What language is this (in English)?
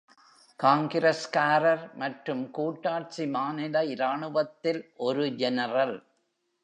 Tamil